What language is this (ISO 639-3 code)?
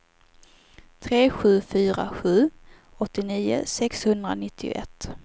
swe